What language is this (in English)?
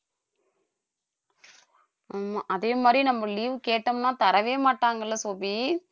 Tamil